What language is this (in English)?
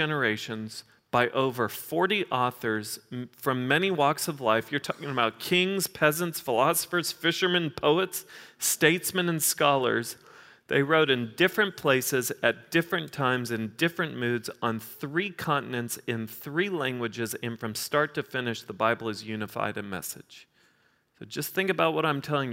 English